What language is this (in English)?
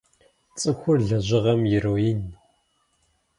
Kabardian